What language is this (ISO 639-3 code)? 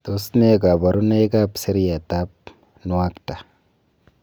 kln